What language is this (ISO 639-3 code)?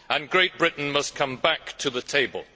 eng